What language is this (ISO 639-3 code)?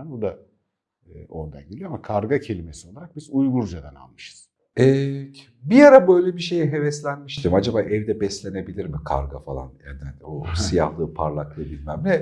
tur